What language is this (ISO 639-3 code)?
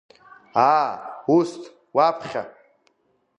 abk